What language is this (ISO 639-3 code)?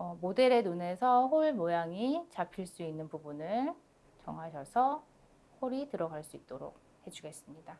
kor